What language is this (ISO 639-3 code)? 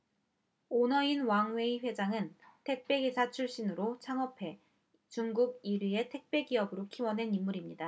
kor